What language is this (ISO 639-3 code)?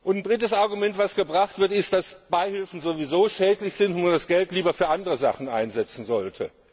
deu